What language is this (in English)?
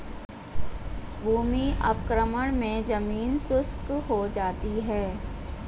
Hindi